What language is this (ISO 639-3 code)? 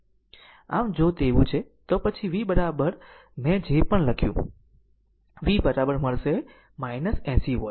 guj